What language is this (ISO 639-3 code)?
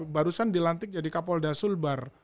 ind